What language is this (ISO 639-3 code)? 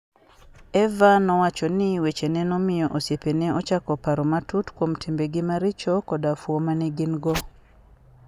luo